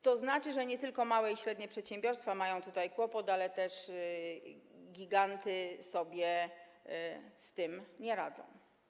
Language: Polish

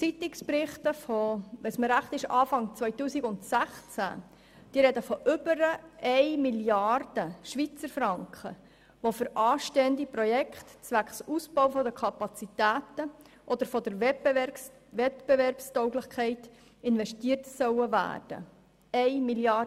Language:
Swiss German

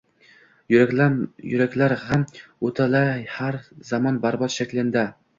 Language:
Uzbek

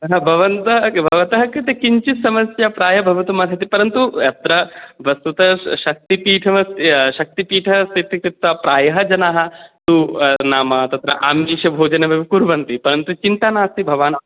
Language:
Sanskrit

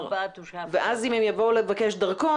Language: Hebrew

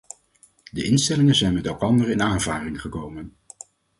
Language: Dutch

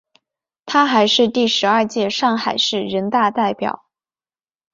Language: Chinese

